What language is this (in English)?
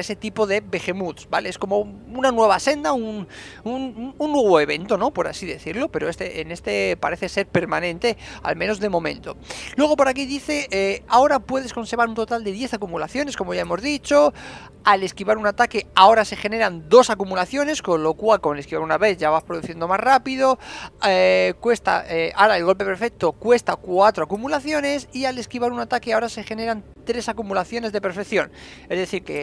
Spanish